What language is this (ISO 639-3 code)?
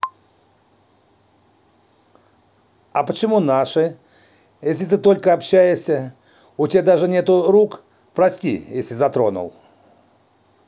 rus